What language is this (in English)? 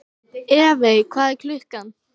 Icelandic